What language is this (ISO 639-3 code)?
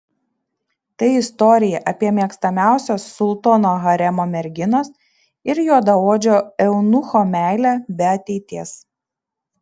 lit